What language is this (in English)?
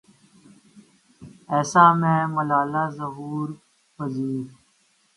Urdu